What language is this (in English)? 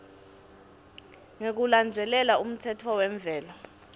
Swati